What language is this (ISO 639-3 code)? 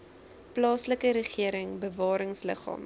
afr